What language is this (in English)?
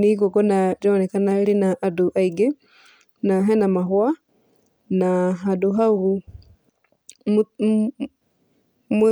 Kikuyu